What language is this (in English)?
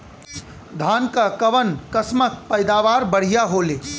Bhojpuri